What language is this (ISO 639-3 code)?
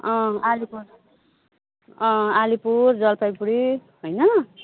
nep